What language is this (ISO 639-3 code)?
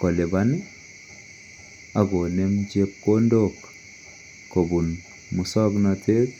kln